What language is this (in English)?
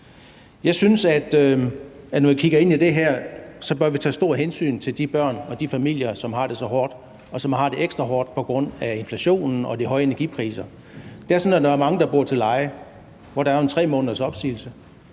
Danish